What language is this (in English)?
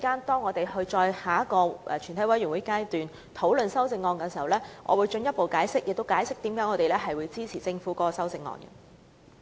Cantonese